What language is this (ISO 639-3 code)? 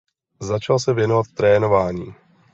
ces